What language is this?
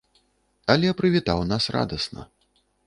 Belarusian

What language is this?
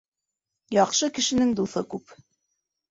Bashkir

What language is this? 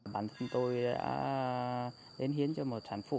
Vietnamese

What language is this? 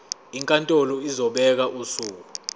Zulu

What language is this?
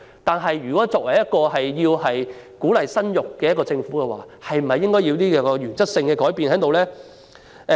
Cantonese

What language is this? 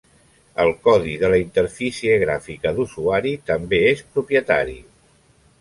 Catalan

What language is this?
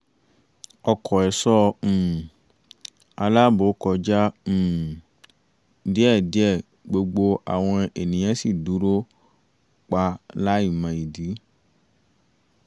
Yoruba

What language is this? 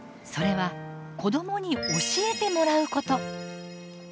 Japanese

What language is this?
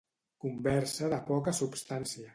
Catalan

